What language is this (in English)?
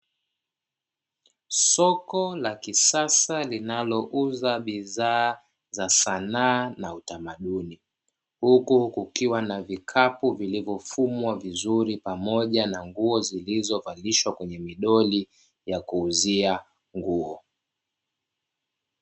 Swahili